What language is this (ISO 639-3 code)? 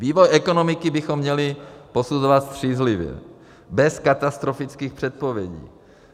ces